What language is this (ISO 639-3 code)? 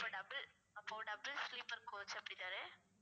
tam